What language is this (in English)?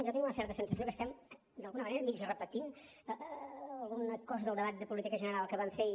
Catalan